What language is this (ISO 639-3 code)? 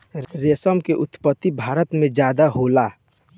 bho